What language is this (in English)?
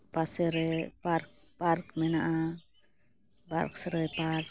Santali